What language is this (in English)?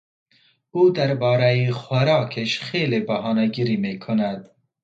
Persian